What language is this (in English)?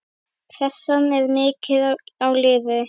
Icelandic